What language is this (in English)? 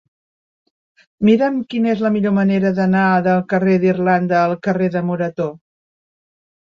Catalan